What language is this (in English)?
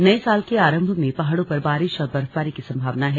Hindi